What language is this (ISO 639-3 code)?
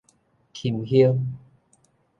nan